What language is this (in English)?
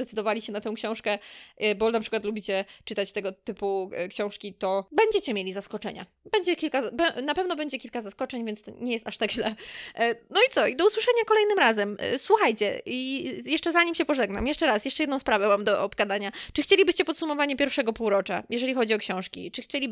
Polish